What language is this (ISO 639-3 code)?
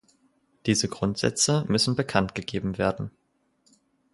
deu